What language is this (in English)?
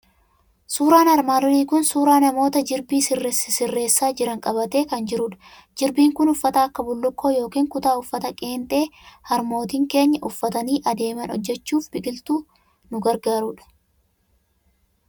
Oromo